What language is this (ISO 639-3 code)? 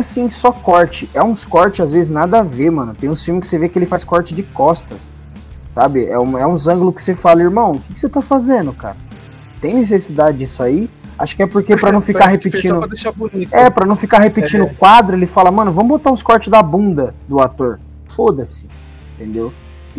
por